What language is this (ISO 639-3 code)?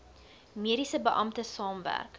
afr